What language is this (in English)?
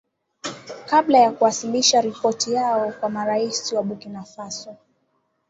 Swahili